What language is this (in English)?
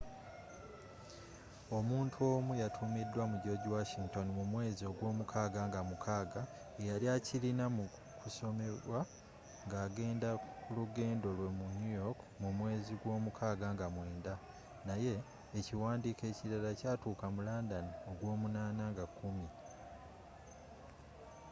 Ganda